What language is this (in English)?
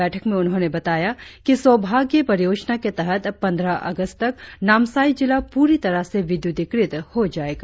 Hindi